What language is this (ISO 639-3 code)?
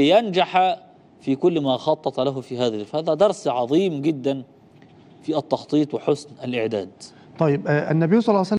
ara